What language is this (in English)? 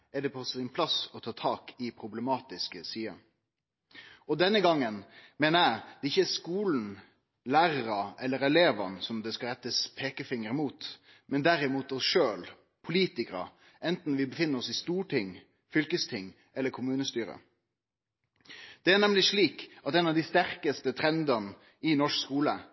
Norwegian Nynorsk